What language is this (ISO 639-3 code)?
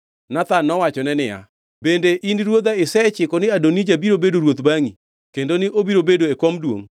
luo